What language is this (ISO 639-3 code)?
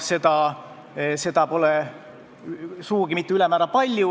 est